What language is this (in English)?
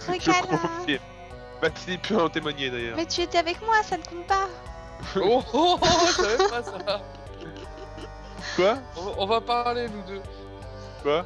French